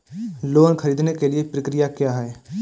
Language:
Hindi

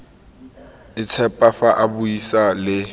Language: Tswana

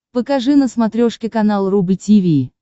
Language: Russian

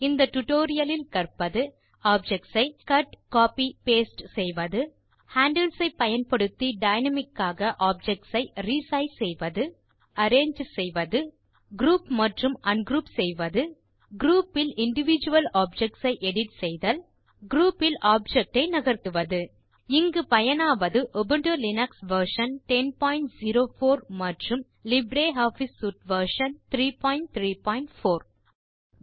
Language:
Tamil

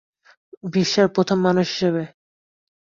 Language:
Bangla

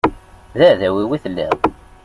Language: Kabyle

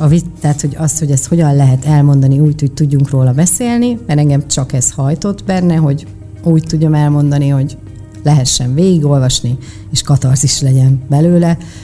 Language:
Hungarian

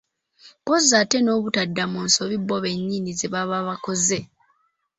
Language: Ganda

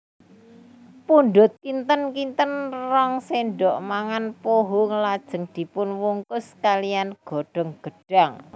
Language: Javanese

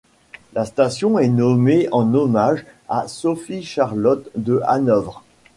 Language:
French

